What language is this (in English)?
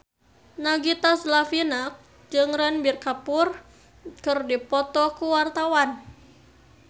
Sundanese